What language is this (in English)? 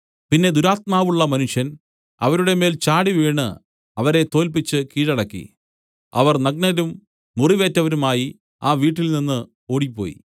Malayalam